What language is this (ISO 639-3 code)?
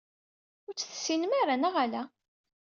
kab